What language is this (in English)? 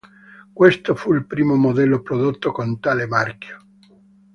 Italian